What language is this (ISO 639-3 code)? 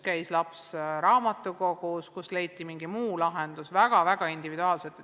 est